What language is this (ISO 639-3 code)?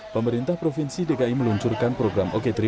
ind